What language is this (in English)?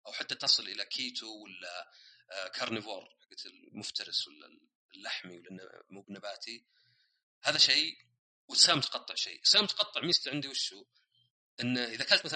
Arabic